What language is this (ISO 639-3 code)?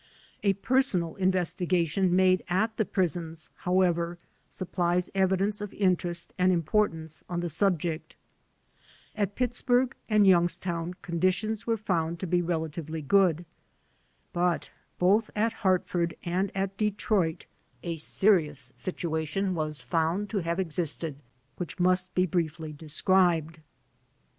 eng